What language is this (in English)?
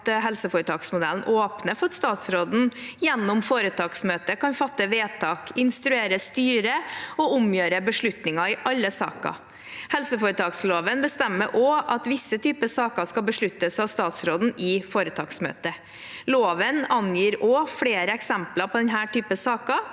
Norwegian